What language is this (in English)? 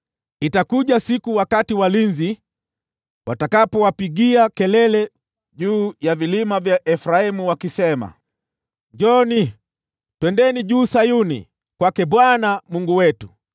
Swahili